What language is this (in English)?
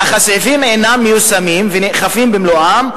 Hebrew